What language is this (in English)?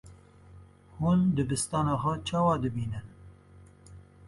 Kurdish